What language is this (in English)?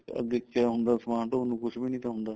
Punjabi